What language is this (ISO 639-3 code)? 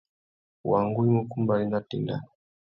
bag